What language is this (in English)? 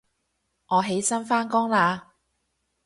Cantonese